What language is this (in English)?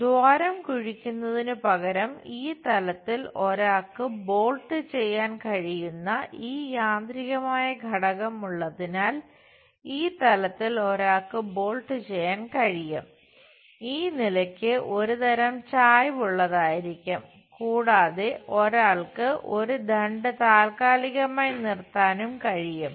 Malayalam